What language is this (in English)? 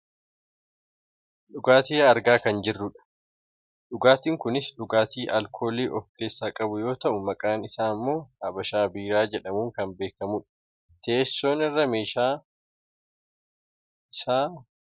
Oromo